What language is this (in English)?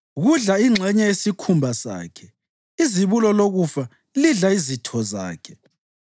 North Ndebele